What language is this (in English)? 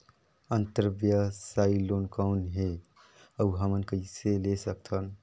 Chhattisgarhi